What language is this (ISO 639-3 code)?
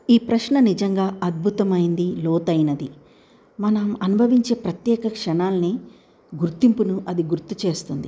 tel